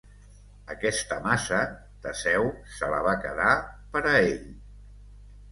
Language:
Catalan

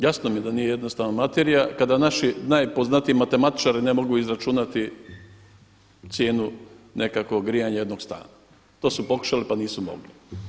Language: Croatian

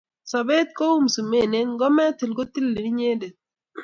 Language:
Kalenjin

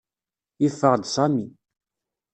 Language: Kabyle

